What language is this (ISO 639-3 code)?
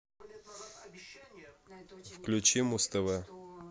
rus